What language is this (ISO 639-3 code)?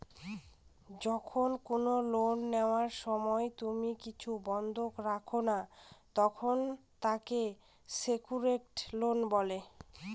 ben